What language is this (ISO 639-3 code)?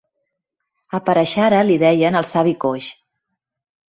cat